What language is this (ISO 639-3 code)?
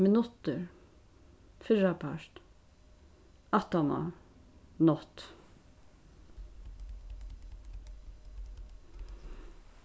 fao